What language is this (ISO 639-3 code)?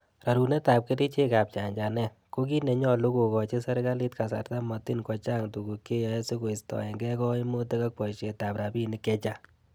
kln